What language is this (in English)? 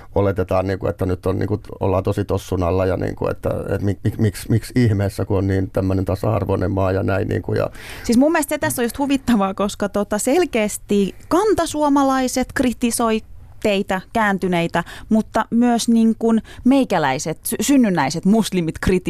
Finnish